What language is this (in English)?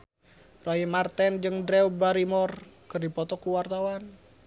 Sundanese